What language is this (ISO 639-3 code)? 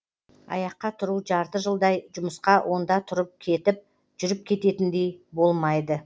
kaz